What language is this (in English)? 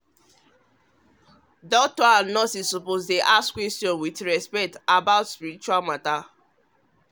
Nigerian Pidgin